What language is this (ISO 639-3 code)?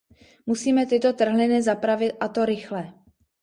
ces